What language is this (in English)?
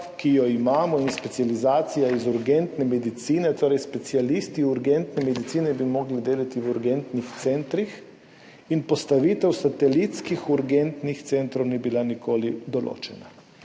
Slovenian